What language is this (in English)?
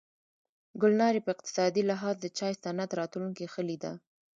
Pashto